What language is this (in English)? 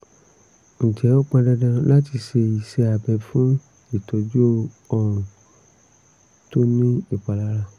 Yoruba